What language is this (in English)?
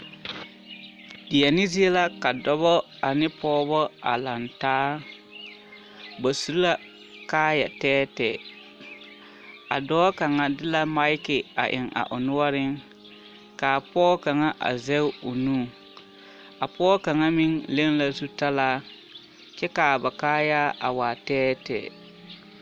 Southern Dagaare